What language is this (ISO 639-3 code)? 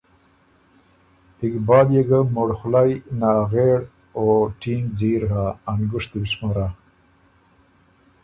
oru